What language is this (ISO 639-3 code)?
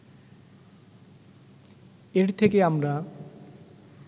ben